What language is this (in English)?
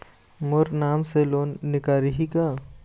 Chhattisgarhi